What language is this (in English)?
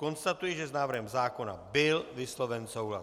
Czech